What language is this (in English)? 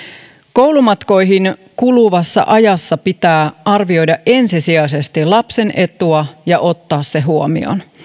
Finnish